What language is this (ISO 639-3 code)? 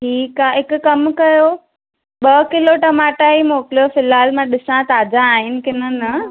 snd